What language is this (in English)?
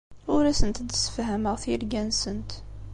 Kabyle